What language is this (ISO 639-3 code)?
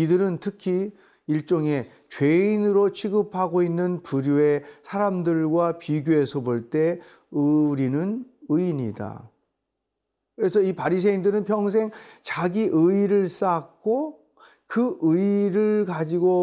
kor